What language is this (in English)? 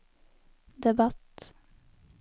Norwegian